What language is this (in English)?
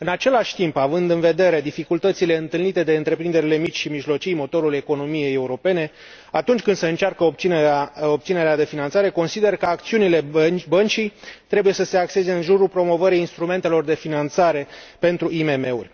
Romanian